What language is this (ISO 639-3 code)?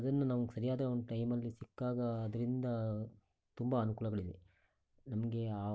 kan